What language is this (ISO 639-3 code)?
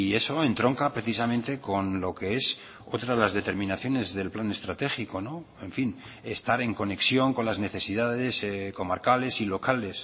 spa